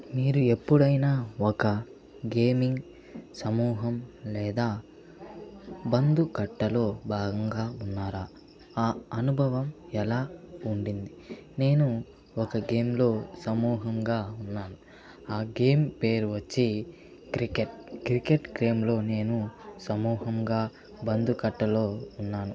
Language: Telugu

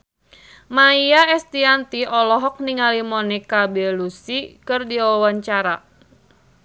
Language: Sundanese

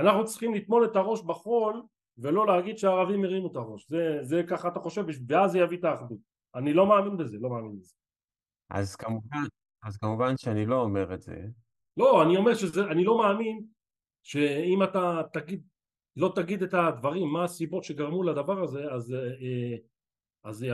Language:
Hebrew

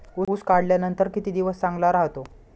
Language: Marathi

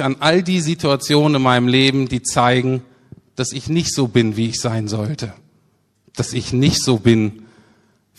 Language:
German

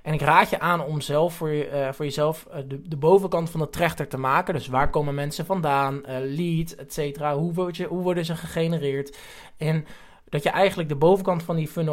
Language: Dutch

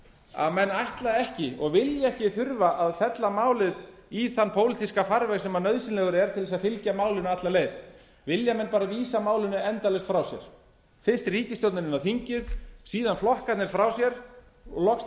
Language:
Icelandic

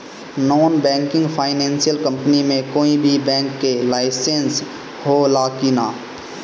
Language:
Bhojpuri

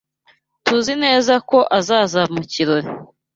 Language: Kinyarwanda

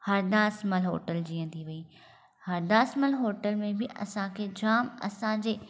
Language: Sindhi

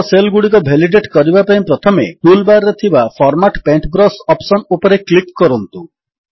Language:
Odia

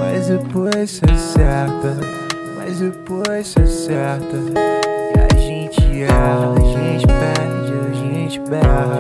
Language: English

